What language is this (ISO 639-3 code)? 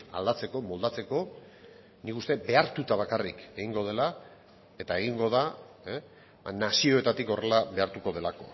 eus